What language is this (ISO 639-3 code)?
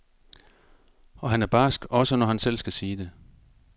dan